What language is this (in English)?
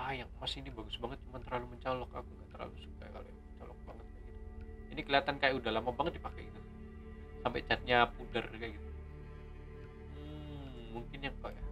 Indonesian